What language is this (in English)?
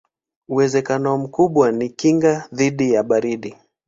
Swahili